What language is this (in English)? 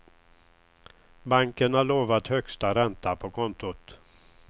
Swedish